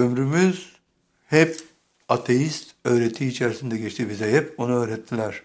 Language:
Turkish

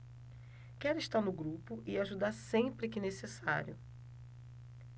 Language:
Portuguese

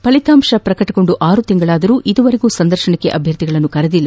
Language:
Kannada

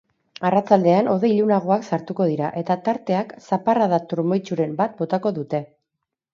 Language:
Basque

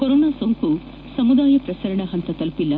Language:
Kannada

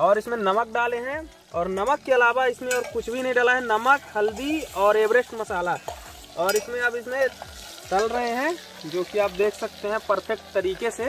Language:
Hindi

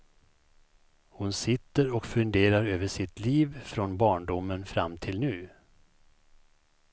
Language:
Swedish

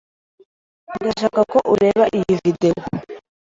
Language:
Kinyarwanda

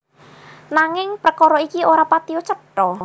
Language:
Javanese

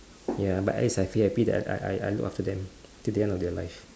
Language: English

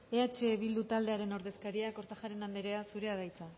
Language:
Basque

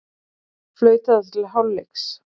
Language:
Icelandic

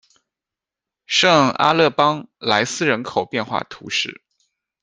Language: Chinese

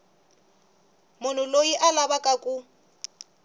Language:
Tsonga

